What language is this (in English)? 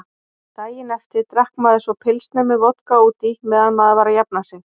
Icelandic